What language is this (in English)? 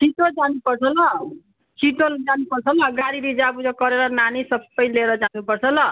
Nepali